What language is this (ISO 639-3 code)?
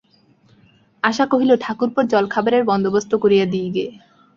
ben